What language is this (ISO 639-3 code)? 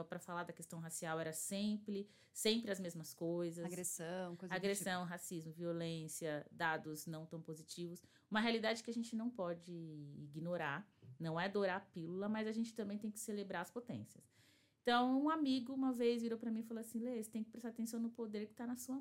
por